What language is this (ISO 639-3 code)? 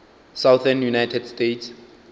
nso